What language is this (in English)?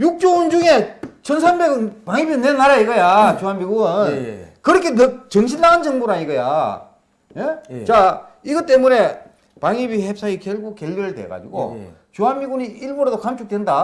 Korean